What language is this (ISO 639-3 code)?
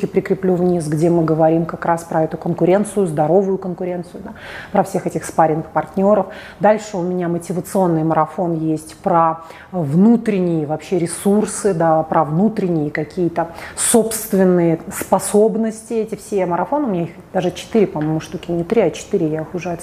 rus